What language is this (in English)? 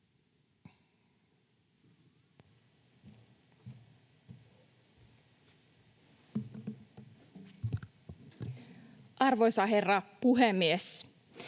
Finnish